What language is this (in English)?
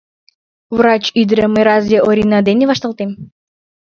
Mari